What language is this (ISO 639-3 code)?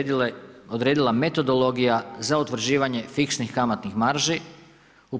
hrv